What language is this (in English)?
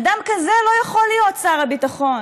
Hebrew